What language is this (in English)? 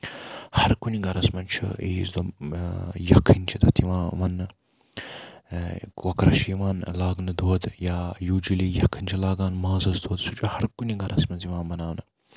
Kashmiri